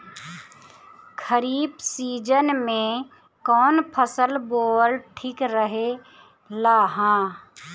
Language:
Bhojpuri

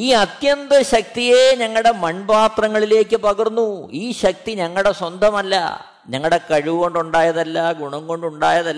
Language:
Malayalam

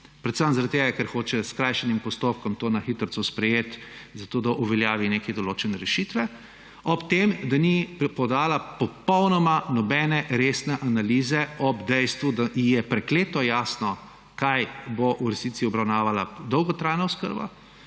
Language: Slovenian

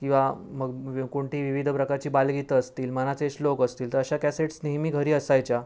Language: Marathi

